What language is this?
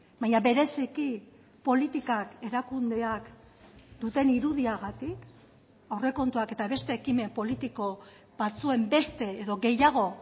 Basque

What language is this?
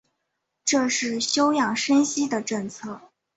Chinese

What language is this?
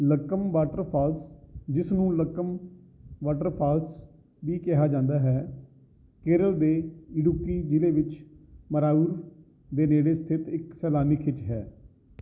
Punjabi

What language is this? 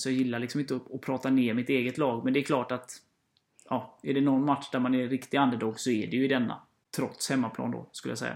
Swedish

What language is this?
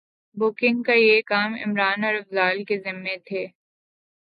Urdu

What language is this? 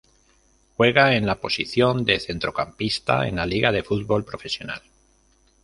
Spanish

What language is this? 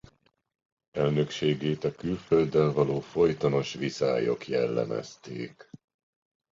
Hungarian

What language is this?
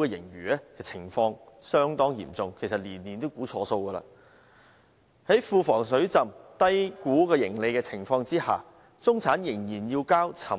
Cantonese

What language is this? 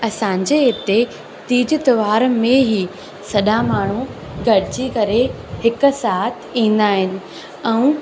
Sindhi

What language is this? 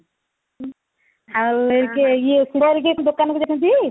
Odia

